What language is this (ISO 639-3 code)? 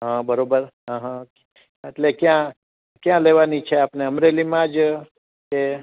guj